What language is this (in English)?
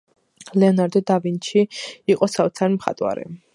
Georgian